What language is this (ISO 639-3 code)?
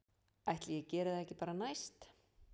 isl